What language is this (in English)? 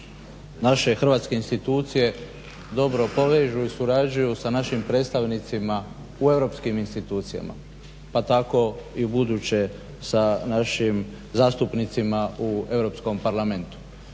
Croatian